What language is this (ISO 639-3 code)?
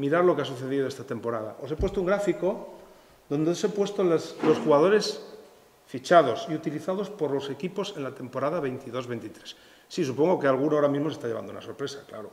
spa